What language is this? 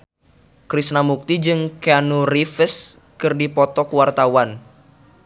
Sundanese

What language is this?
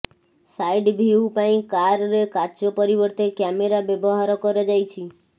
Odia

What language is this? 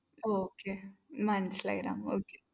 Malayalam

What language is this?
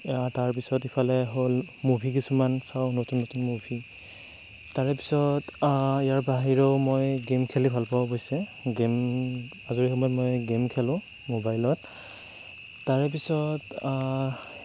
Assamese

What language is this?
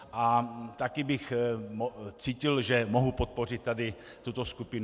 Czech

